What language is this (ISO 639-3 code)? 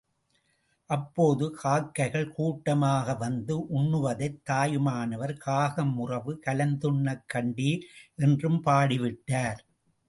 tam